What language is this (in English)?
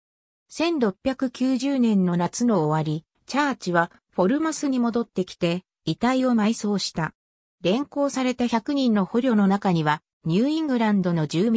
Japanese